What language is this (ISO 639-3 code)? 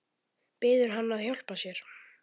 isl